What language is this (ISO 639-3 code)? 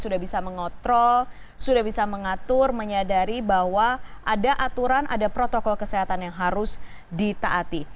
ind